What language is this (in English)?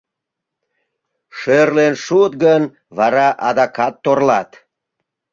Mari